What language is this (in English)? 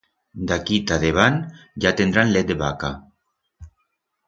Aragonese